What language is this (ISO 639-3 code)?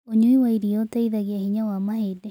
kik